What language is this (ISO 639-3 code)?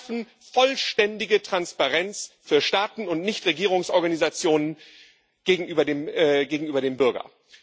deu